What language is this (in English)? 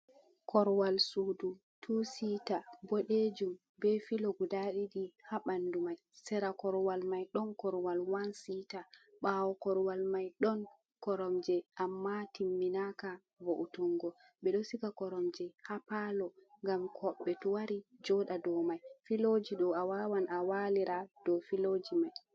Fula